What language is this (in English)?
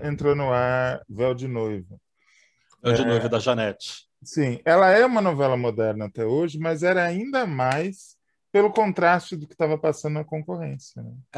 Portuguese